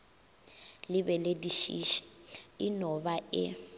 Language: Northern Sotho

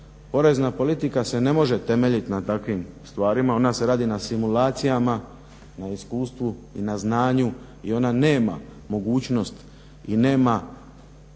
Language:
Croatian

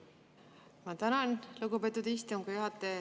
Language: Estonian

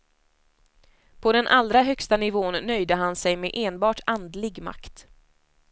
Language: Swedish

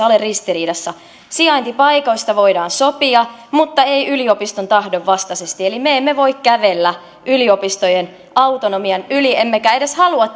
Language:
Finnish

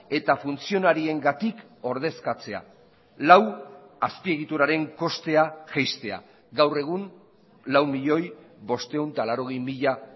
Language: Basque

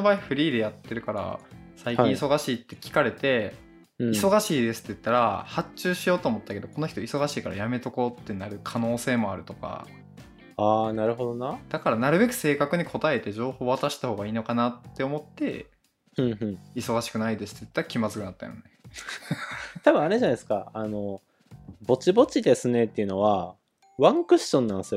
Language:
Japanese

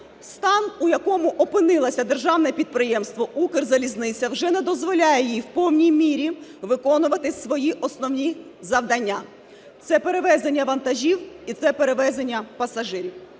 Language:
Ukrainian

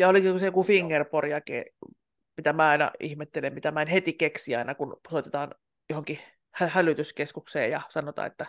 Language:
Finnish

